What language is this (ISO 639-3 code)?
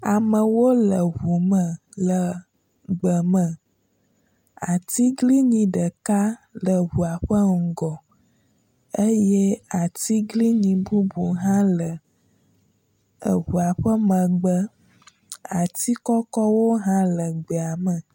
ewe